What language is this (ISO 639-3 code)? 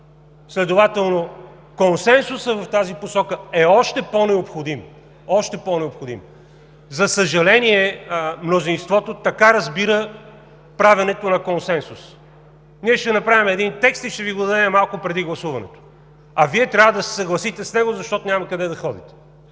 bul